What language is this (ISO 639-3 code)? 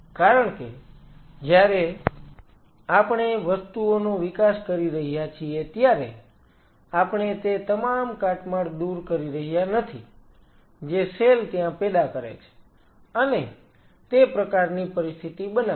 guj